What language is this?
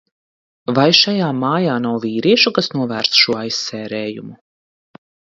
Latvian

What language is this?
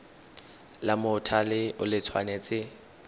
Tswana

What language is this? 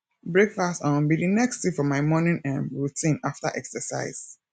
Nigerian Pidgin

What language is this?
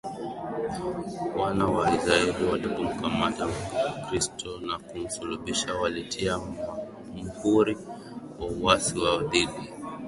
Swahili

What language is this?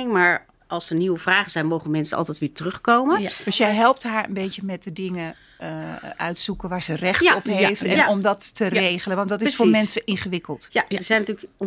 Dutch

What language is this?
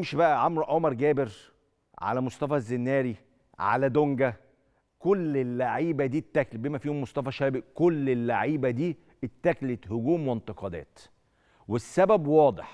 Arabic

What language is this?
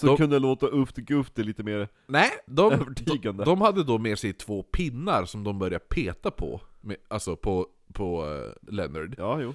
Swedish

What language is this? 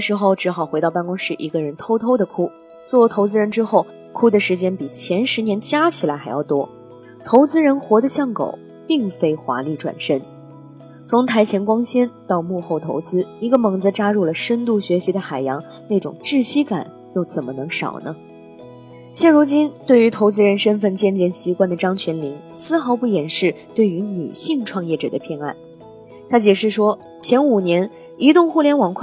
Chinese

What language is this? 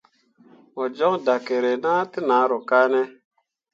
Mundang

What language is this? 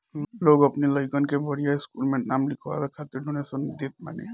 Bhojpuri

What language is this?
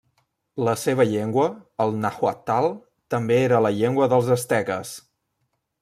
Catalan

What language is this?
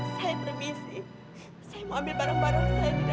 Indonesian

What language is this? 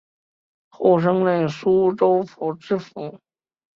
Chinese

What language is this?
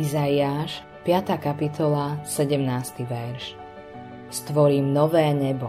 Slovak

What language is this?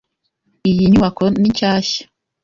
Kinyarwanda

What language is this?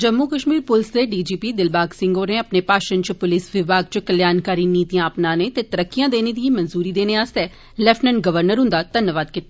Dogri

